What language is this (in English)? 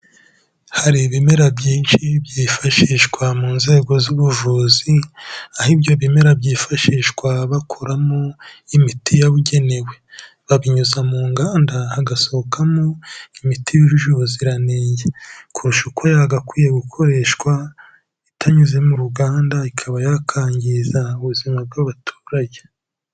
Kinyarwanda